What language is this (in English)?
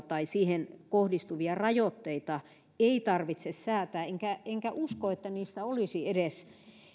Finnish